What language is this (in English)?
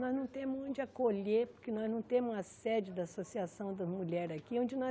Portuguese